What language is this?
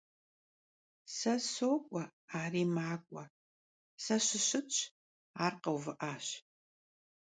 Kabardian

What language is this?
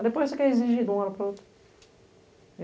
Portuguese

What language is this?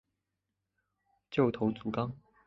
Chinese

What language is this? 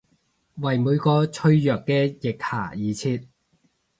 Cantonese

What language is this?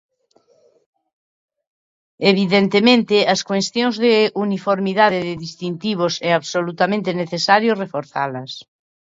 Galician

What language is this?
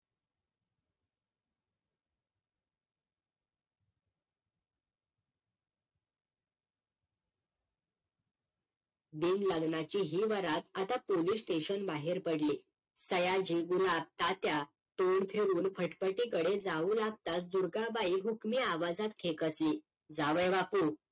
Marathi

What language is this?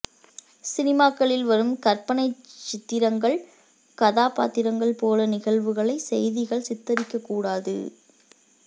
Tamil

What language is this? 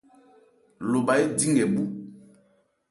Ebrié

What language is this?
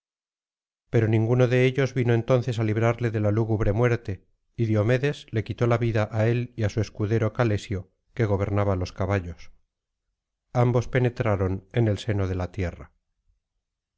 Spanish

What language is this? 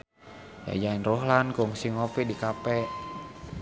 Sundanese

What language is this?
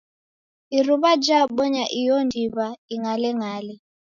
Taita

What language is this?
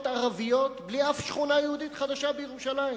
Hebrew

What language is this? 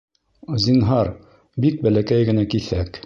Bashkir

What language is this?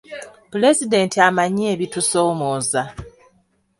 Ganda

